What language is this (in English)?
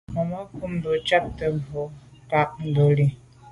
Medumba